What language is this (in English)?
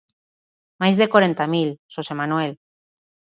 Galician